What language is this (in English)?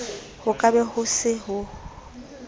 Southern Sotho